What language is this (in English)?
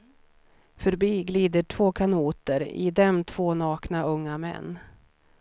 Swedish